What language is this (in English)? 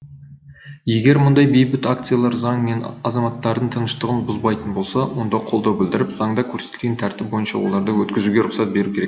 Kazakh